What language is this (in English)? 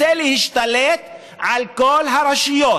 Hebrew